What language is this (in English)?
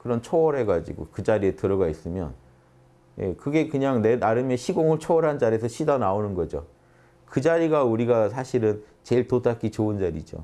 Korean